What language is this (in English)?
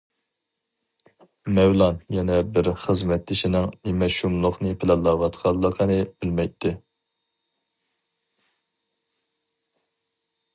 Uyghur